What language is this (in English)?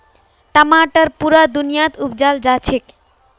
Magahi